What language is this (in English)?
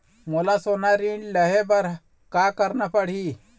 Chhattisgarhi